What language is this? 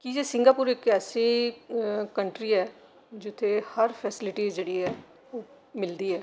Dogri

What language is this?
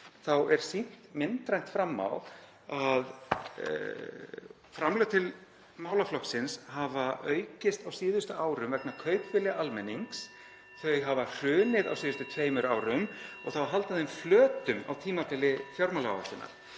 Icelandic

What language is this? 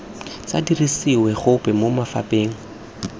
Tswana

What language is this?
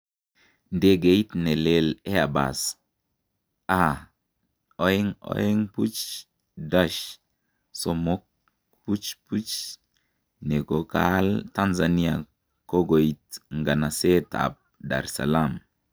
Kalenjin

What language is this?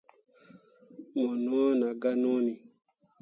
Mundang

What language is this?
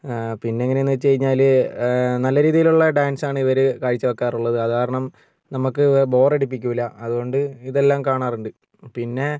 Malayalam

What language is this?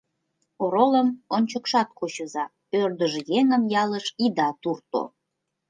Mari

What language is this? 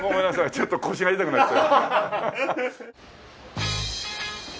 Japanese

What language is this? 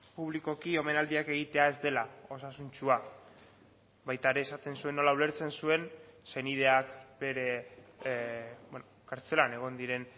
Basque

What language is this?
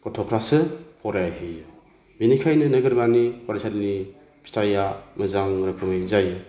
Bodo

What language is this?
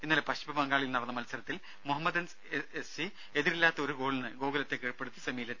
Malayalam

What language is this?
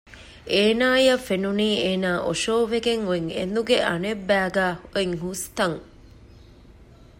Divehi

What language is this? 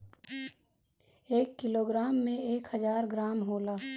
Bhojpuri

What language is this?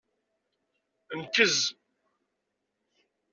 Kabyle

